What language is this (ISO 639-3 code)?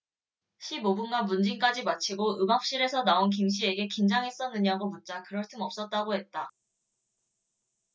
kor